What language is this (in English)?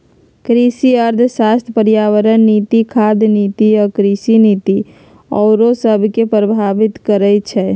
Magahi